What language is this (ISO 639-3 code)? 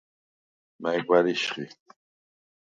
sva